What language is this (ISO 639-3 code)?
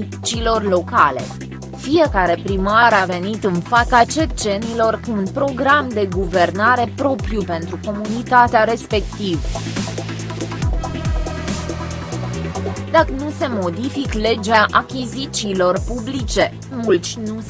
ron